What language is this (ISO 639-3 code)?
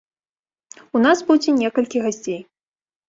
bel